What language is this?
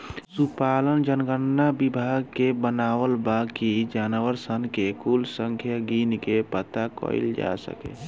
Bhojpuri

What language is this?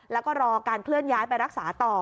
Thai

